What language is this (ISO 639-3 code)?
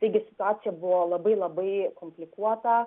lit